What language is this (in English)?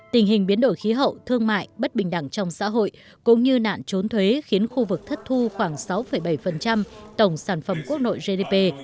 Vietnamese